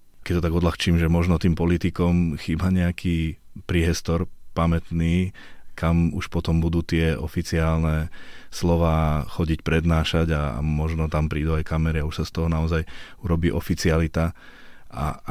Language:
Slovak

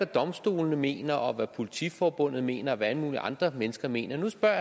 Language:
Danish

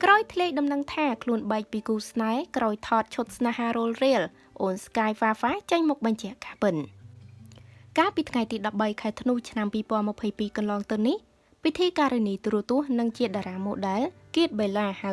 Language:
Vietnamese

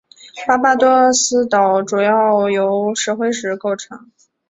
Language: Chinese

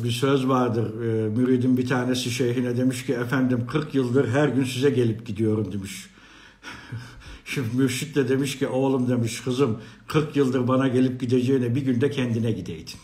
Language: Turkish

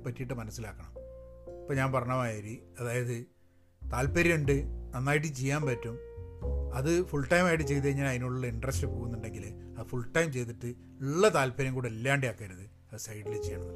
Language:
Malayalam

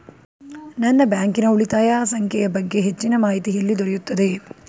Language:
Kannada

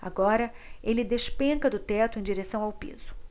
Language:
Portuguese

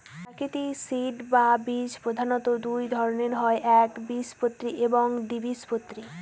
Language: Bangla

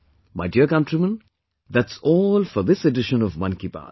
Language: English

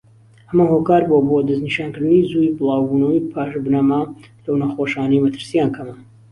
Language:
Central Kurdish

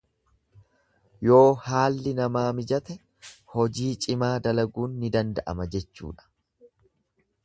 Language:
Oromo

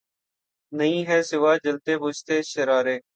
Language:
Urdu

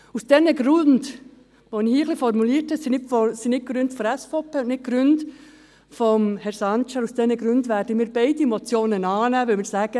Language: Swiss German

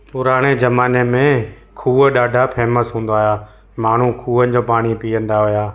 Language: Sindhi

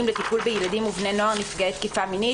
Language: Hebrew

